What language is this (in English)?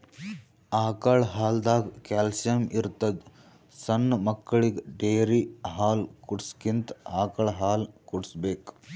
Kannada